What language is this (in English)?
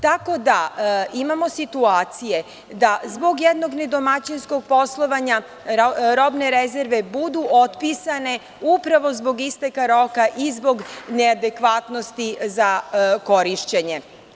Serbian